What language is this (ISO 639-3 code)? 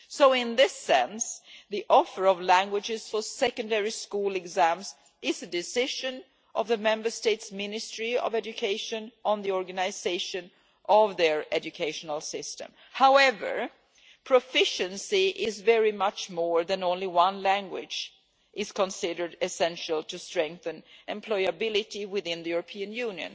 eng